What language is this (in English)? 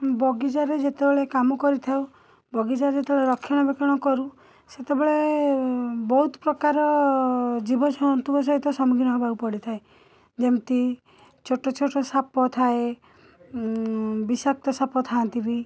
Odia